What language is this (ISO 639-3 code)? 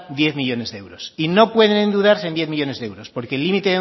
spa